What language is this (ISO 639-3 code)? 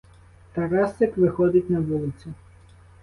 ukr